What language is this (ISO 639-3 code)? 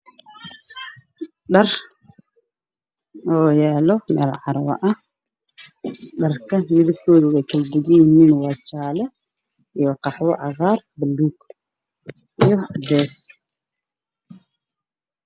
som